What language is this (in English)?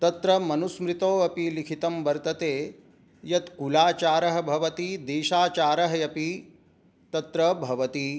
Sanskrit